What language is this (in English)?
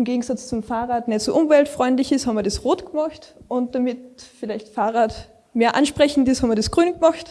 German